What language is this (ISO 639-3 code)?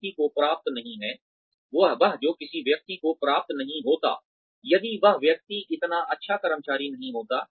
hin